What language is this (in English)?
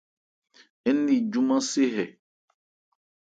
Ebrié